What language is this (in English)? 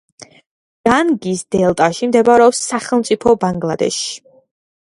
Georgian